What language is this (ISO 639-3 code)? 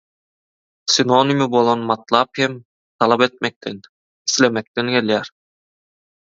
tuk